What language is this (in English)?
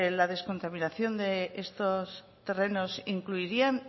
Spanish